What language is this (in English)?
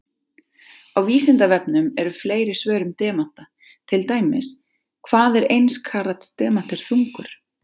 Icelandic